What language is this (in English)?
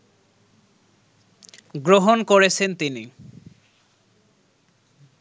Bangla